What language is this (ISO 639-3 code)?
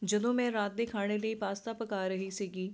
pan